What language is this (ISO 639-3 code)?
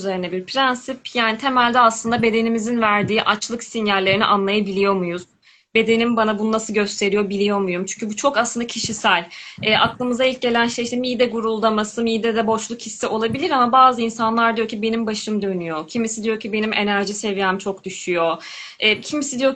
tur